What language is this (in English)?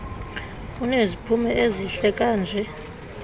Xhosa